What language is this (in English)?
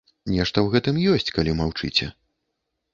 Belarusian